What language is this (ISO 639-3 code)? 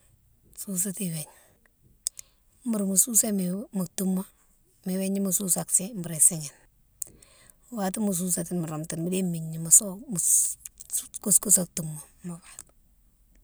msw